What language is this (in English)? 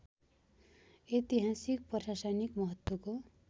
Nepali